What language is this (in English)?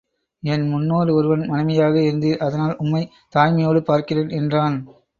Tamil